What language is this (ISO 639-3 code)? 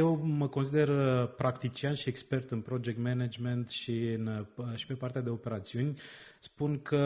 ron